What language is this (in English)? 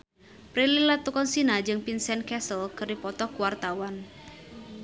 Sundanese